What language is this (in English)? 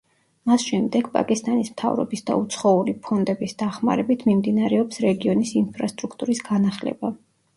Georgian